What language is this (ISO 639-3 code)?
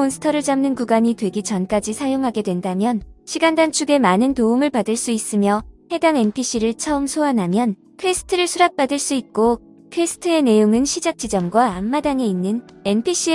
kor